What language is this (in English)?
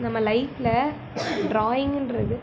Tamil